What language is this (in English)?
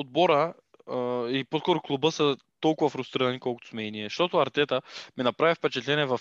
Bulgarian